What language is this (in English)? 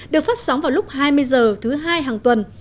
Vietnamese